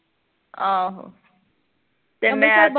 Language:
Punjabi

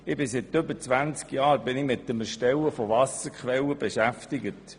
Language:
Swiss German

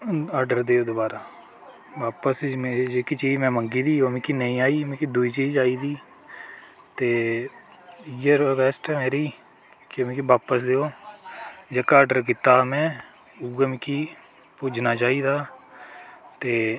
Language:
Dogri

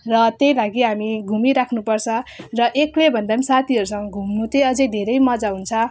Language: Nepali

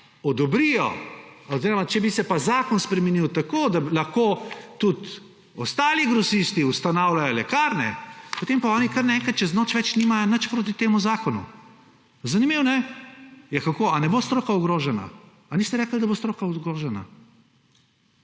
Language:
Slovenian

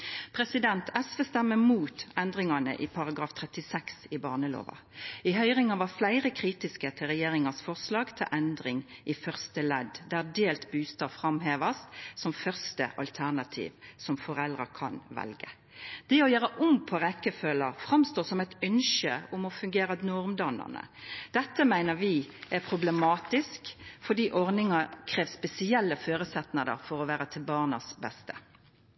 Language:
Norwegian Nynorsk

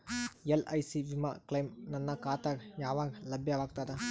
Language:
Kannada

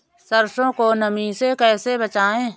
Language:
Hindi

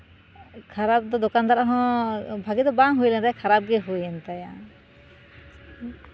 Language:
Santali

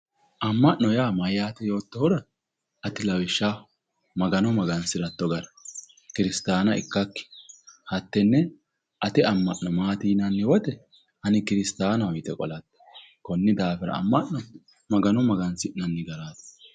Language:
Sidamo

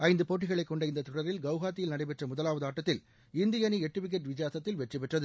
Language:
Tamil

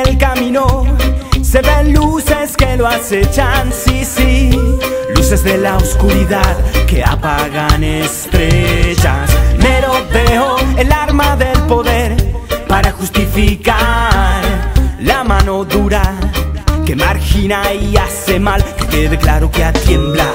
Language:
Italian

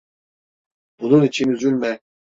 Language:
Turkish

